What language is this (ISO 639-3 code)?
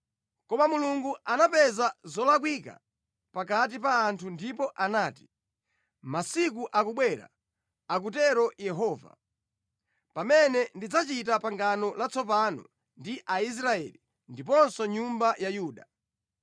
nya